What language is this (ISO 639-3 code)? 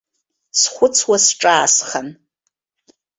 abk